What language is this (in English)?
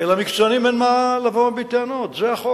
Hebrew